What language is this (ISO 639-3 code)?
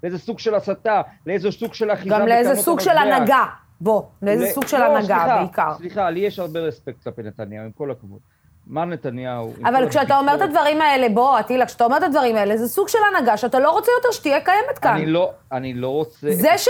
heb